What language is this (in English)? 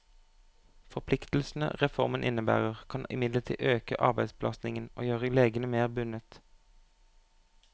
Norwegian